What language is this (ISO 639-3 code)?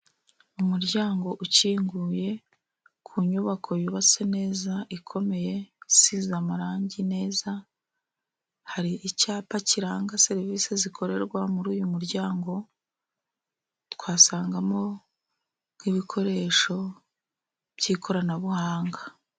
kin